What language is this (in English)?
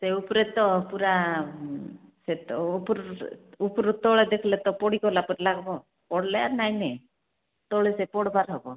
Odia